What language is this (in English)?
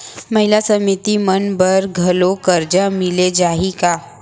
Chhattisgarhi